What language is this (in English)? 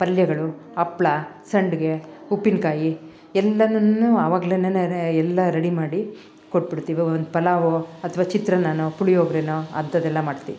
Kannada